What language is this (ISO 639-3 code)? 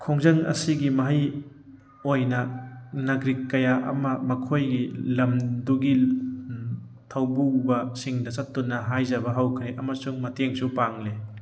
mni